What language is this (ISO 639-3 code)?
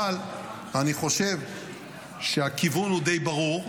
heb